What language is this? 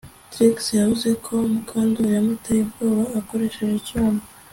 Kinyarwanda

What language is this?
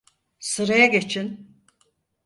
Turkish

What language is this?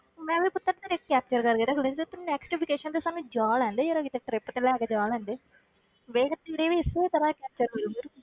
Punjabi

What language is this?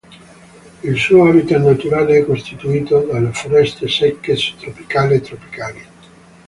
Italian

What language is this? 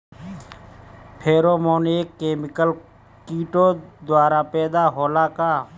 Bhojpuri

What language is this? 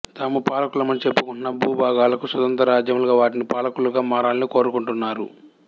Telugu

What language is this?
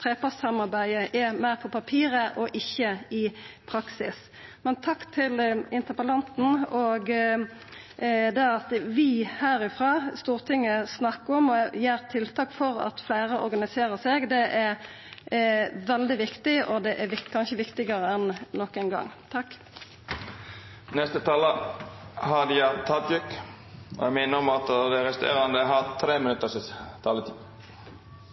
Norwegian Nynorsk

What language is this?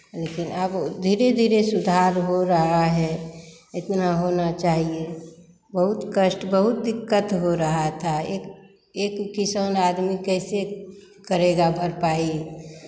Hindi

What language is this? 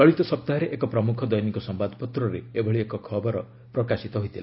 Odia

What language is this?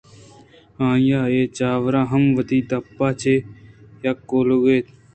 Eastern Balochi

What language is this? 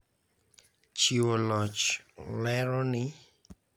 Luo (Kenya and Tanzania)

